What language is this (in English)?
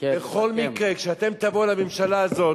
Hebrew